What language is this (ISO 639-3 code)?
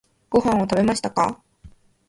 jpn